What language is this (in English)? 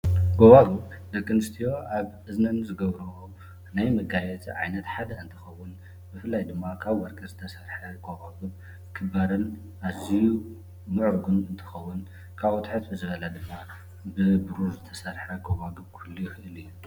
Tigrinya